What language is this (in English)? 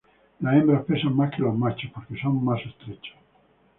Spanish